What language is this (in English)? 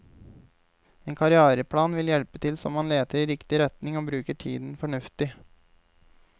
Norwegian